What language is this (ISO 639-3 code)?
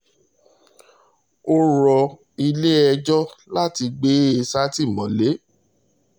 yor